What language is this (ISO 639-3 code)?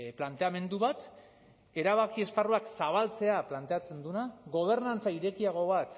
eus